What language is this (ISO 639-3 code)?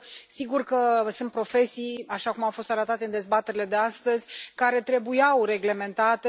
ron